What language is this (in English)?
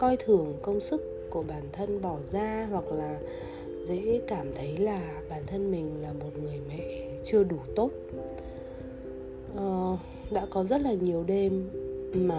Vietnamese